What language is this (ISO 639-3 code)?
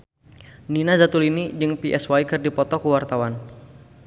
sun